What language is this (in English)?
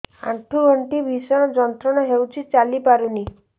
Odia